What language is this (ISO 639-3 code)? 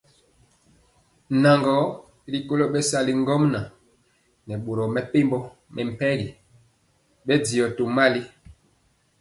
mcx